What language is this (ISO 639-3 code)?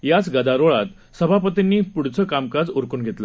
mar